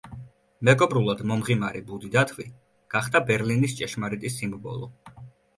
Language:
Georgian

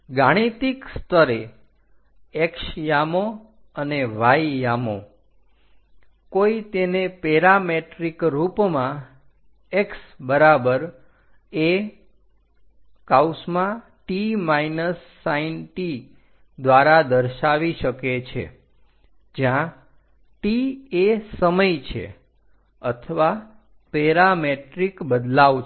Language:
Gujarati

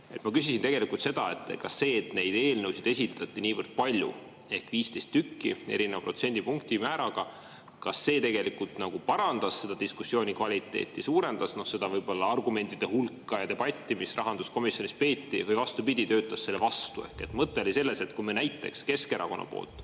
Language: Estonian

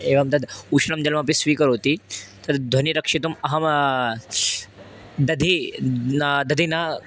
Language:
Sanskrit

